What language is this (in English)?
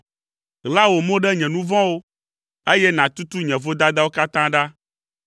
Ewe